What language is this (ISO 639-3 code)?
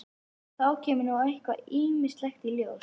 isl